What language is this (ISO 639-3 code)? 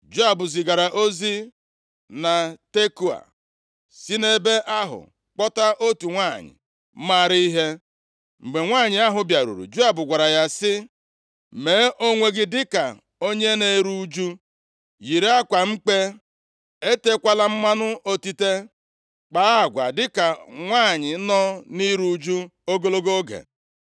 ibo